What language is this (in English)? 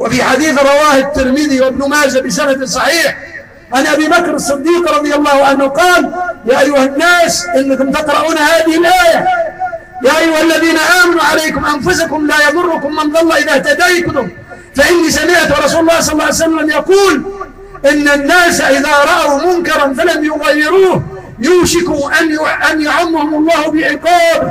Arabic